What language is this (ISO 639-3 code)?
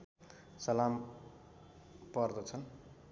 nep